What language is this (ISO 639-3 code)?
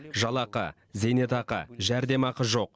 kaz